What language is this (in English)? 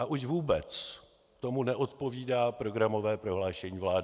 Czech